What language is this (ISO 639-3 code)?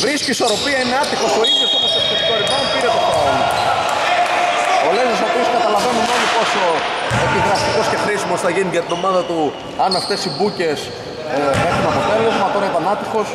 ell